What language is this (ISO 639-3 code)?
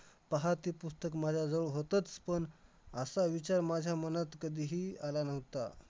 mar